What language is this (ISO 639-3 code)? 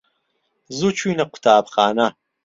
ckb